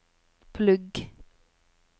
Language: Norwegian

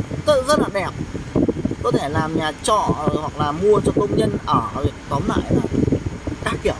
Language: Vietnamese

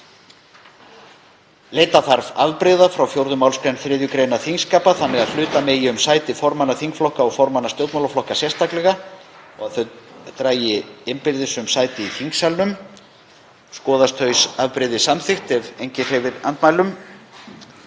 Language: Icelandic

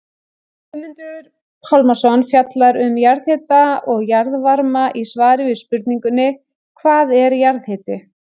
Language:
Icelandic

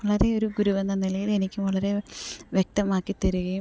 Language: Malayalam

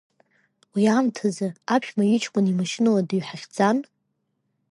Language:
Abkhazian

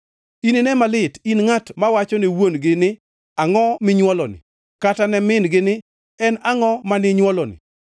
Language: Luo (Kenya and Tanzania)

